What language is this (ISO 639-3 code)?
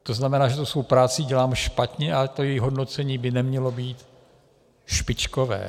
ces